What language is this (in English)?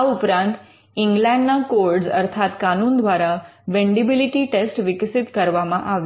Gujarati